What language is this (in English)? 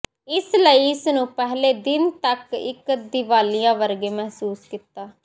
Punjabi